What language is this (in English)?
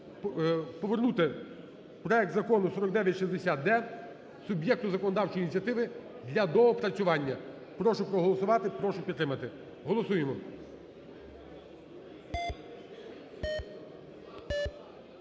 Ukrainian